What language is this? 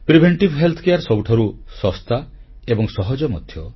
Odia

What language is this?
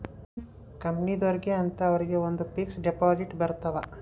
Kannada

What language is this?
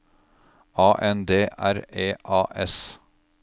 Norwegian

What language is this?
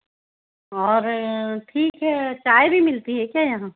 Hindi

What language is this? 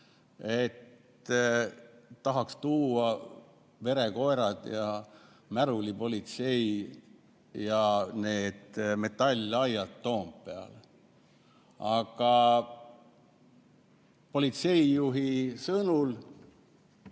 Estonian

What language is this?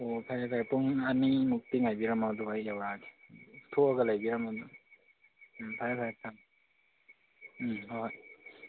Manipuri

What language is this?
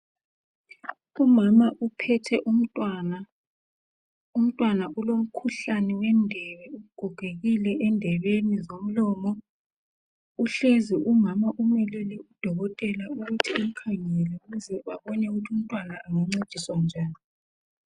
North Ndebele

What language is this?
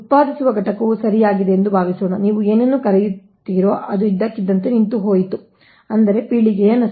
Kannada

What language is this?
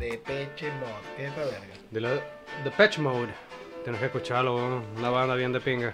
Spanish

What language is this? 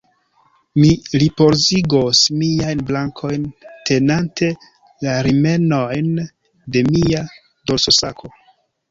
Esperanto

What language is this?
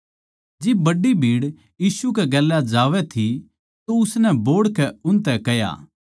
Haryanvi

